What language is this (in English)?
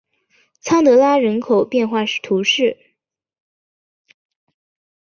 Chinese